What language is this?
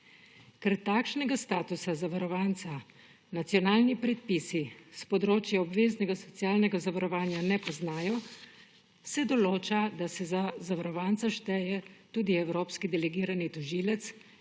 Slovenian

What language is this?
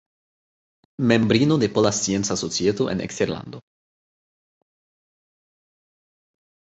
Esperanto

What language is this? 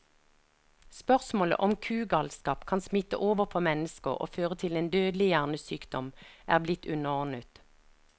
Norwegian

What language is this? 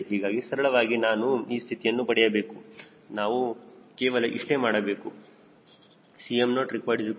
Kannada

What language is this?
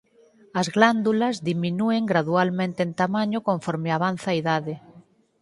Galician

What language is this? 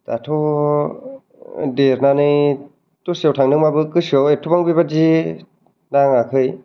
Bodo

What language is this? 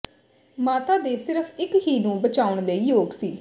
Punjabi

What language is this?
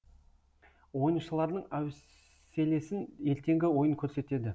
Kazakh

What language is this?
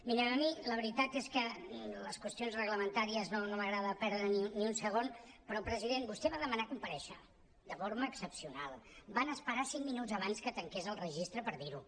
Catalan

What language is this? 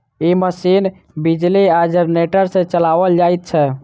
Maithili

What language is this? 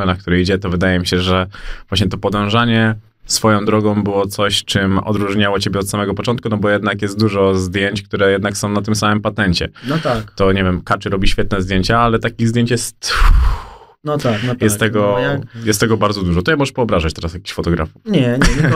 Polish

